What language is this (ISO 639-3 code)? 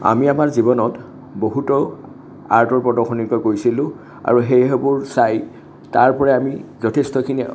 asm